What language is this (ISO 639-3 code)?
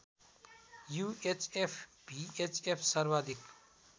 nep